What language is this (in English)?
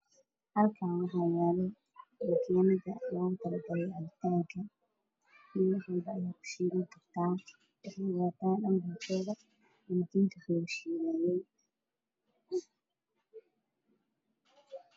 Somali